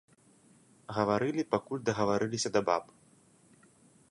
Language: Belarusian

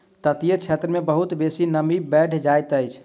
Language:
Maithili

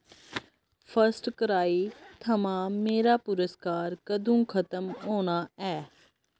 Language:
Dogri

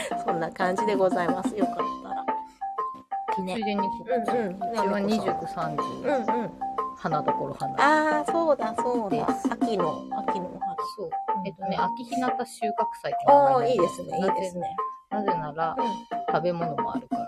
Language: Japanese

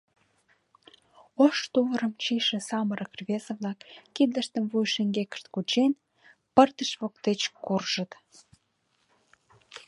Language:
Mari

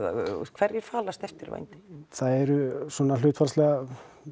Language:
Icelandic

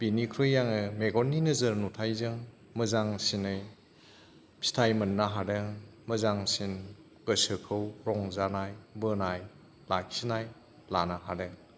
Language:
Bodo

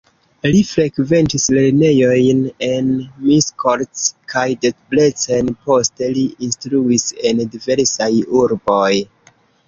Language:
Esperanto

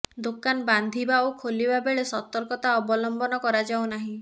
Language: Odia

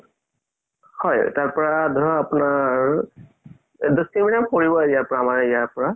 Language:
Assamese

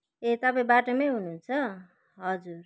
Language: Nepali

